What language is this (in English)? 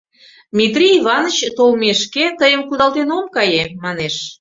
Mari